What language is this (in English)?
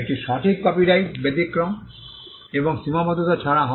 Bangla